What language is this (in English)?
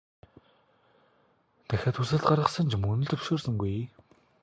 Mongolian